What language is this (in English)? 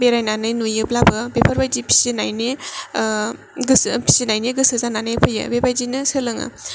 Bodo